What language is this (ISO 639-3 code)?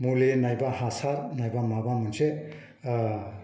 brx